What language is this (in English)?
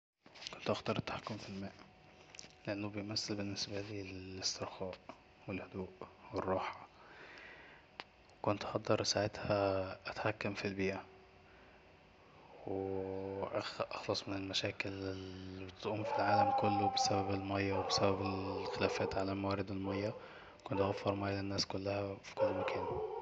Egyptian Arabic